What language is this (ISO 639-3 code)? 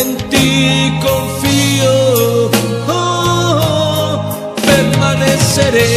ron